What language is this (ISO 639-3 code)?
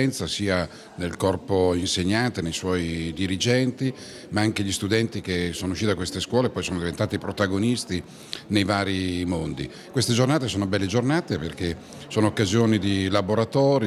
ita